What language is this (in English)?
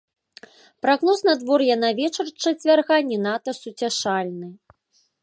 Belarusian